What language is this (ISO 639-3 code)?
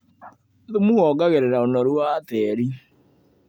kik